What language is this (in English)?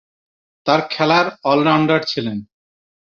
Bangla